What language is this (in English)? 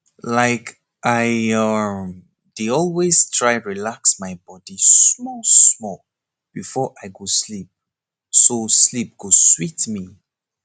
Nigerian Pidgin